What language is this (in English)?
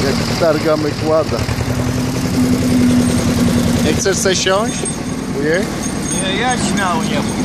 Polish